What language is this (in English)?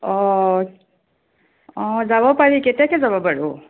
Assamese